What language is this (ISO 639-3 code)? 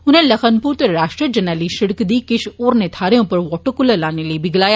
doi